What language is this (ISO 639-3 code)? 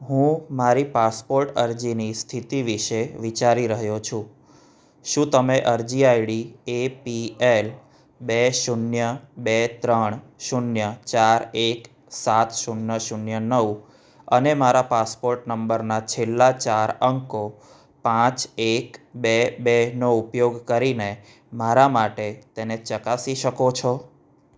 guj